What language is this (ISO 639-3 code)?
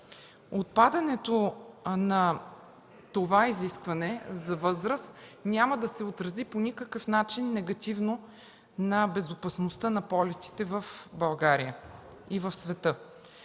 bul